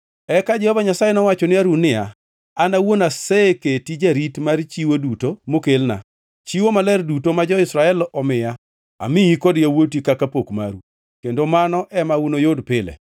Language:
Luo (Kenya and Tanzania)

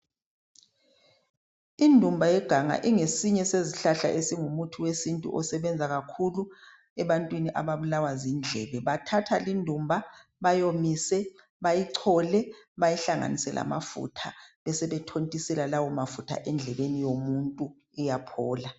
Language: North Ndebele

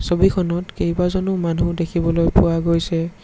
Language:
Assamese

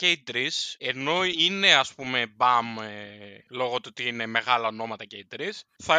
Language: Greek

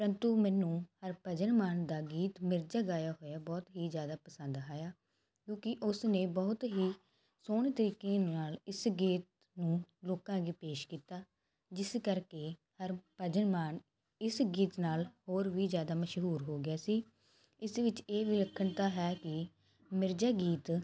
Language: Punjabi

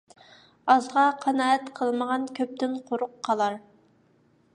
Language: Uyghur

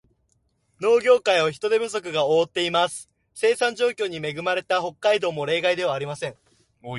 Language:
Japanese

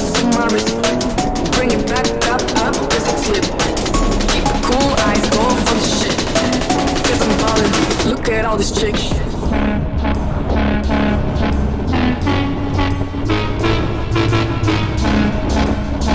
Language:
English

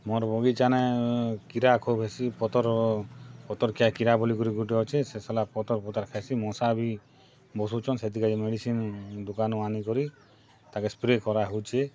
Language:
Odia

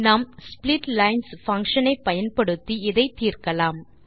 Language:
Tamil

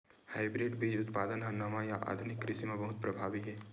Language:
Chhattisgarhi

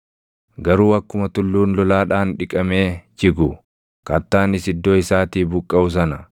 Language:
Oromo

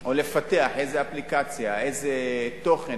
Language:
Hebrew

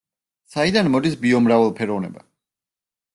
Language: Georgian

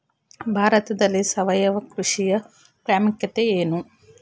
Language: Kannada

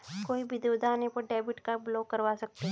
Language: Hindi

